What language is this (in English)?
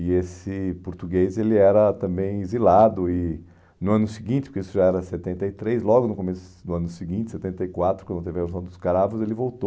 Portuguese